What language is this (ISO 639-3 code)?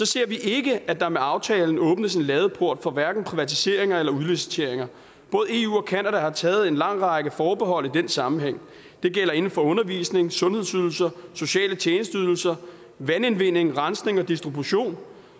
dan